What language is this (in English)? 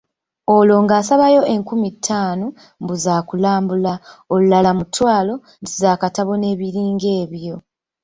Ganda